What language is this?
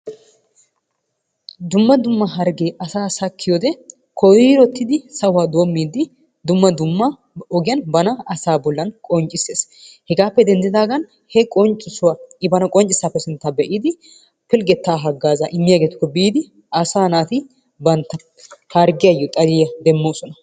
Wolaytta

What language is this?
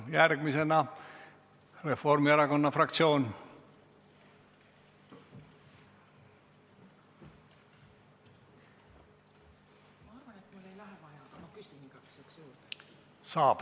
Estonian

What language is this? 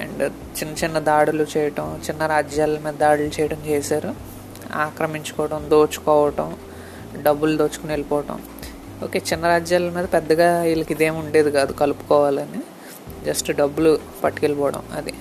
Telugu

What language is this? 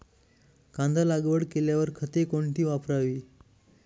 Marathi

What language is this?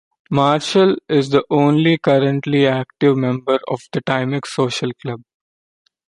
English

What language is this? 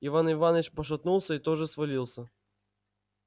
Russian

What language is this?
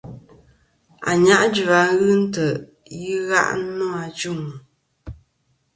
Kom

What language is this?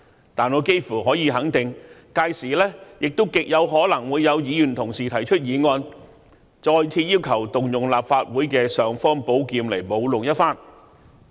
Cantonese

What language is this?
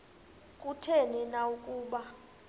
Xhosa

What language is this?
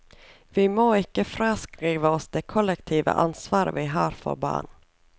Norwegian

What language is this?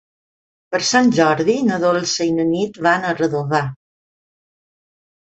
Catalan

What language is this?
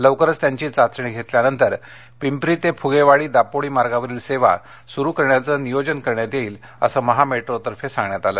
Marathi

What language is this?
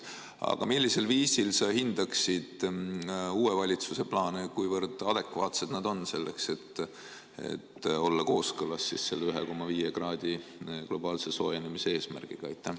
Estonian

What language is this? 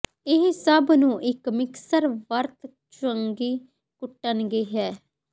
Punjabi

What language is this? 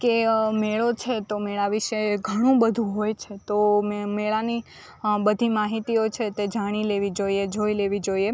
Gujarati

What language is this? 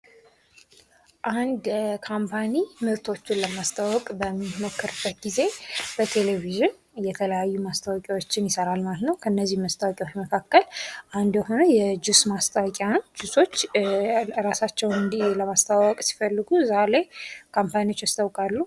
Amharic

